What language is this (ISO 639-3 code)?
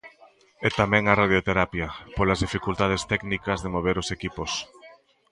glg